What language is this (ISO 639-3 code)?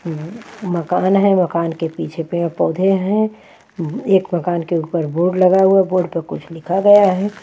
hin